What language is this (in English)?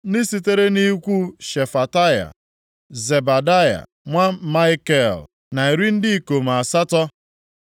Igbo